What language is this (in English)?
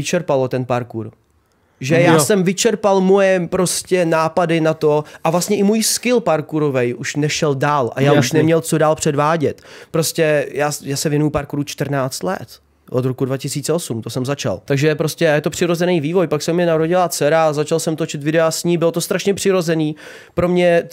Czech